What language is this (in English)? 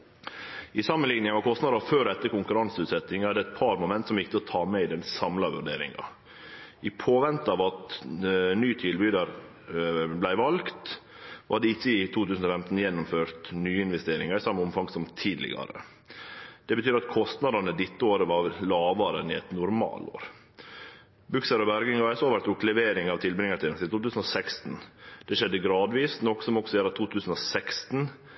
Norwegian Nynorsk